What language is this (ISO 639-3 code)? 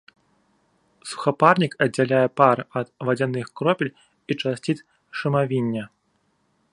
bel